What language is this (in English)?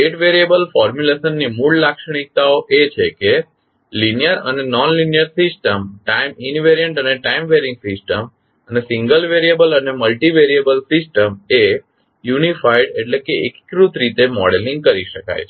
Gujarati